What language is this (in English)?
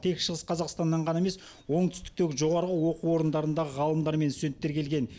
Kazakh